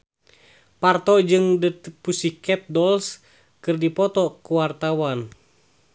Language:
Sundanese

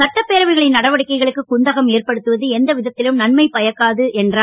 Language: Tamil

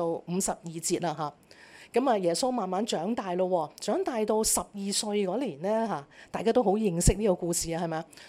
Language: Chinese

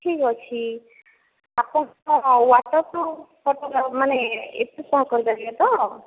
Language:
Odia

